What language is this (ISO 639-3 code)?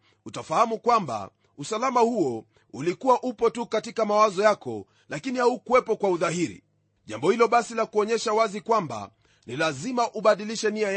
swa